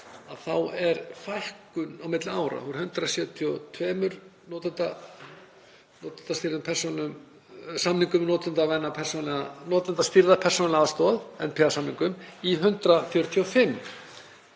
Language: Icelandic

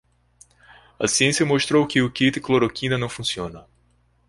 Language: Portuguese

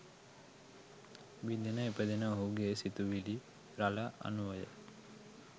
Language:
Sinhala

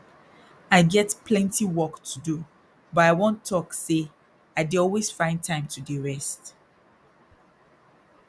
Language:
Nigerian Pidgin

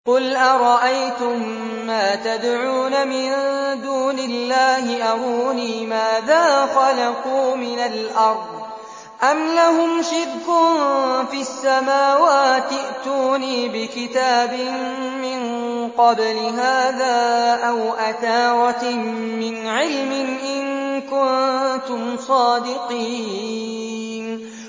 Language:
Arabic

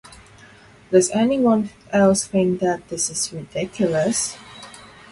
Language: English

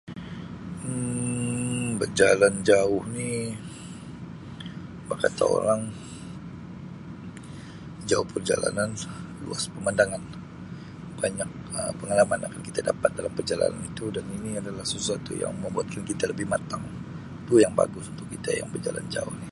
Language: Sabah Malay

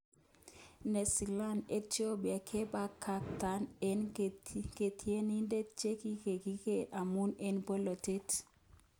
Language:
Kalenjin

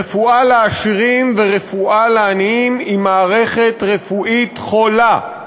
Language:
Hebrew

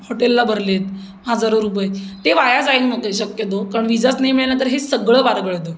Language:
Marathi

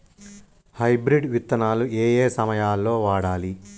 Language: Telugu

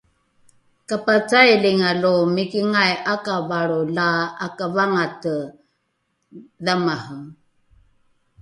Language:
Rukai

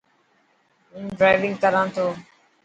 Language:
Dhatki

